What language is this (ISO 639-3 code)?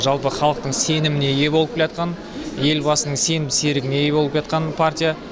kaz